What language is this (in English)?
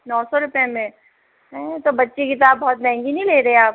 Hindi